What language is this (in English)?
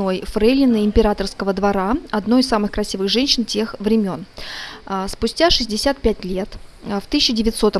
Russian